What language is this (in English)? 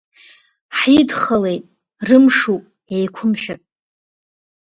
Abkhazian